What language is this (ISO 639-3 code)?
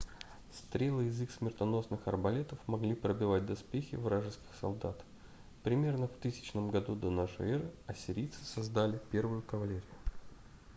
rus